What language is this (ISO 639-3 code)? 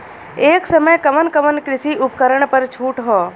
bho